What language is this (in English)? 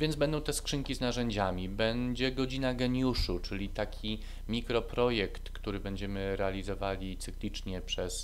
Polish